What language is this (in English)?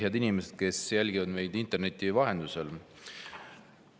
Estonian